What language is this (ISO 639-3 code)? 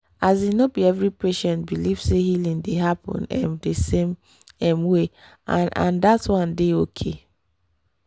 pcm